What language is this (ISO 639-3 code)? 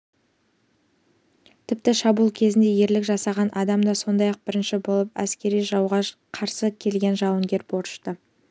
kaz